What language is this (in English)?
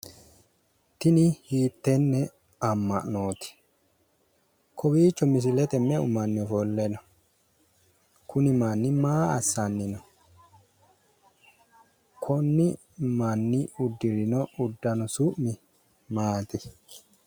Sidamo